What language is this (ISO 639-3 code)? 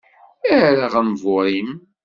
kab